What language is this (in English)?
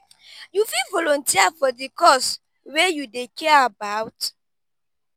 Nigerian Pidgin